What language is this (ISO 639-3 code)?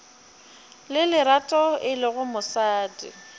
nso